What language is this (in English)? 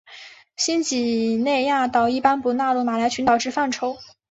Chinese